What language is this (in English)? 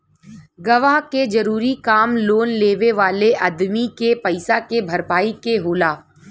Bhojpuri